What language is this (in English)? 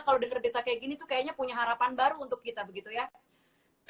Indonesian